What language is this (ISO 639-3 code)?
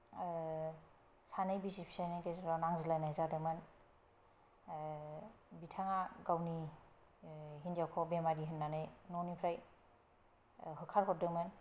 brx